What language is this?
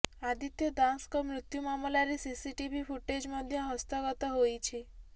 Odia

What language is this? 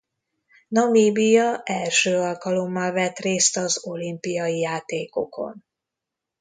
Hungarian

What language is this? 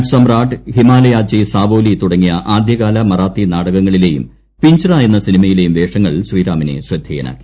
Malayalam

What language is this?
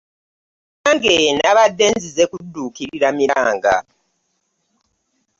Ganda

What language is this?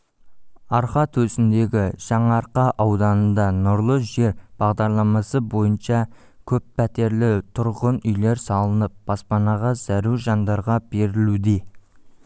Kazakh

